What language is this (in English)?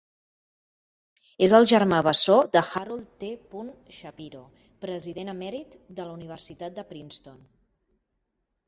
Catalan